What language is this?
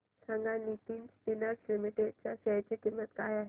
Marathi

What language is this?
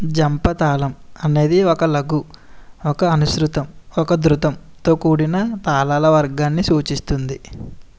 Telugu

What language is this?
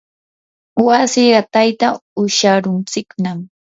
Yanahuanca Pasco Quechua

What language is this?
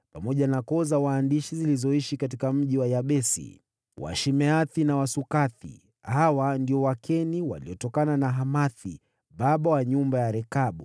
Swahili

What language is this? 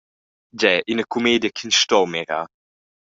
Romansh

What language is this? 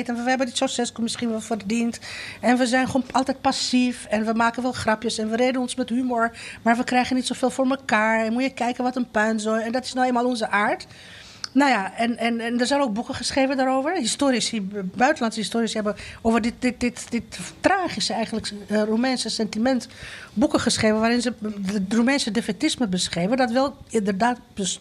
Dutch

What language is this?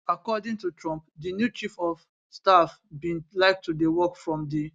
Nigerian Pidgin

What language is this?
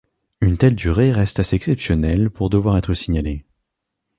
French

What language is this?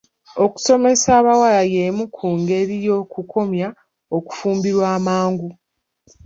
Ganda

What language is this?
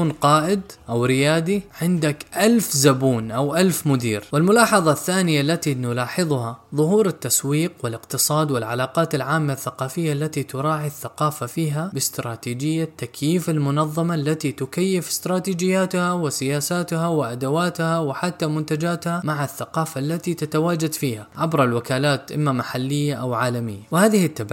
Arabic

